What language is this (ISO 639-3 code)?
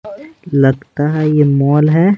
hin